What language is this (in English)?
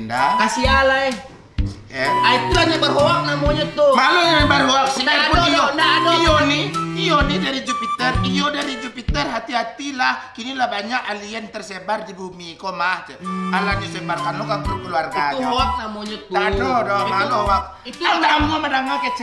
Indonesian